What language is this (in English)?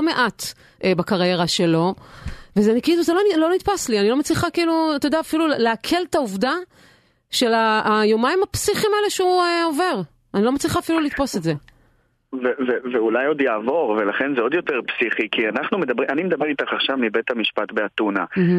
Hebrew